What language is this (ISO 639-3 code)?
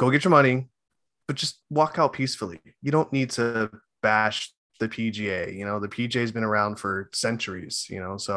eng